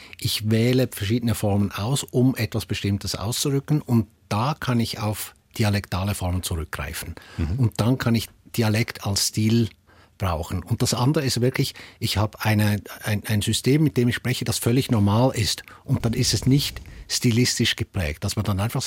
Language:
German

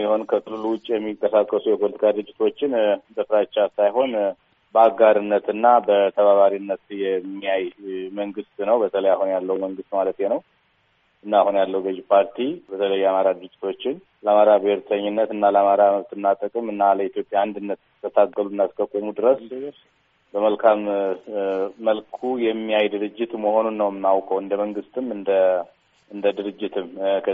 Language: Amharic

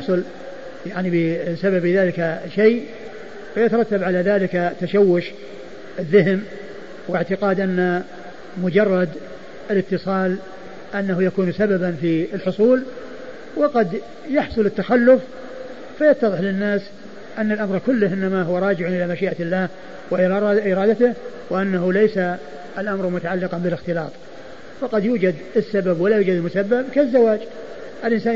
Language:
Arabic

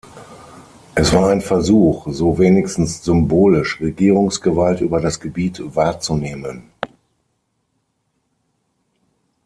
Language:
German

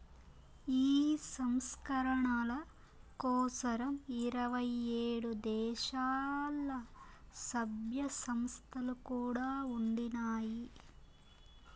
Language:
Telugu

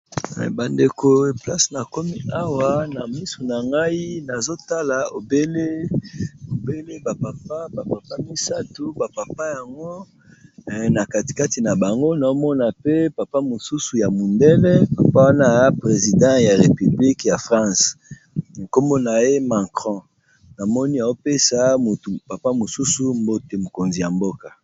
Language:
Lingala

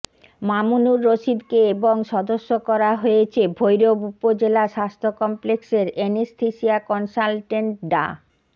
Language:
Bangla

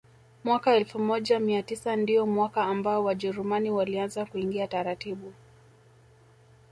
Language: Swahili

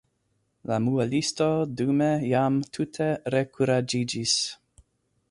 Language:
Esperanto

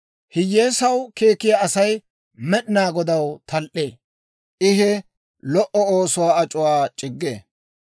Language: Dawro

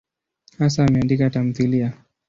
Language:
Swahili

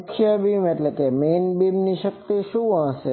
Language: Gujarati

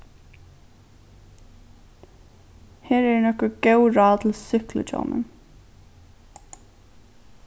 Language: Faroese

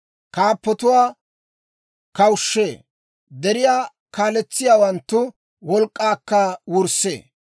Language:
Dawro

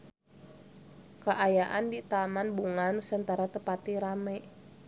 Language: Sundanese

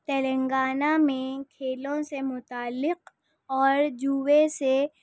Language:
Urdu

